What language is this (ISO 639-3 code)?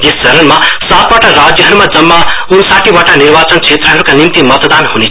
nep